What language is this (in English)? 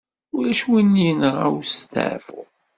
Kabyle